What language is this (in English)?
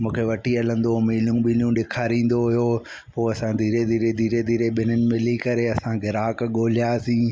Sindhi